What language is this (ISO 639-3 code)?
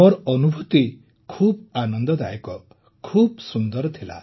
ori